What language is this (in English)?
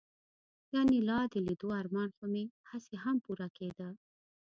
Pashto